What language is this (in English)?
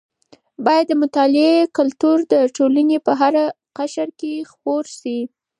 Pashto